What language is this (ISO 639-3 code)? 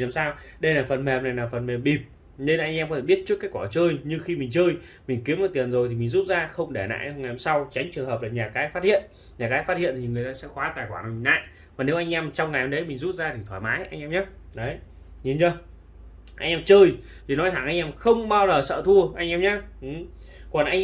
vie